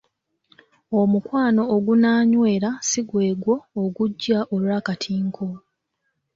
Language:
Ganda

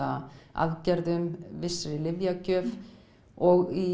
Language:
Icelandic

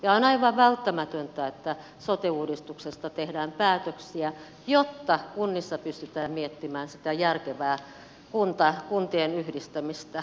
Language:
Finnish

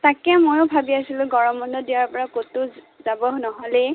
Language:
Assamese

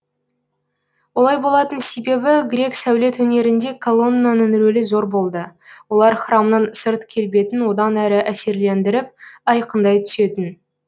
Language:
Kazakh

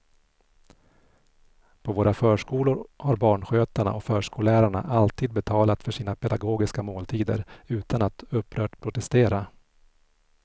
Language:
Swedish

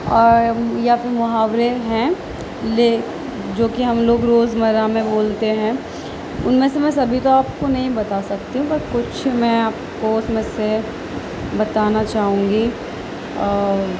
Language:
Urdu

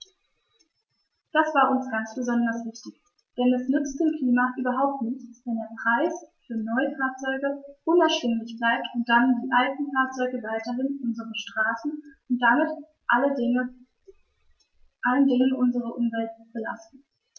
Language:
German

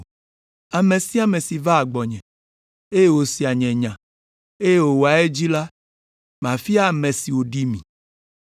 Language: Ewe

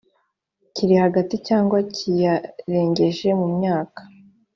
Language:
Kinyarwanda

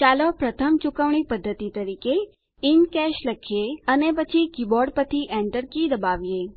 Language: Gujarati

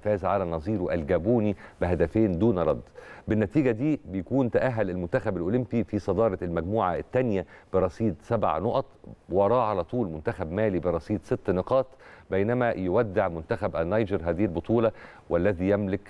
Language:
Arabic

